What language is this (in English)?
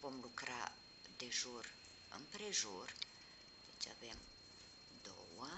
Romanian